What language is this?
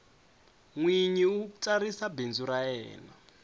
Tsonga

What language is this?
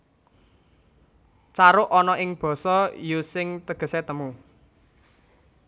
Javanese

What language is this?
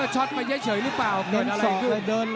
Thai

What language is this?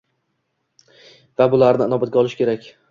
Uzbek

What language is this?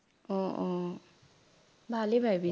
Assamese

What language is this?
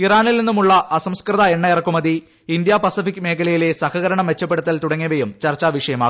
Malayalam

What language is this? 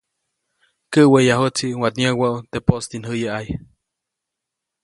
Copainalá Zoque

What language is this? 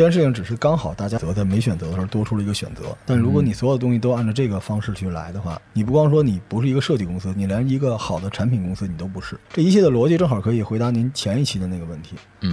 Chinese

